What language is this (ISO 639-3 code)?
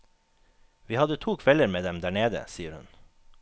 nor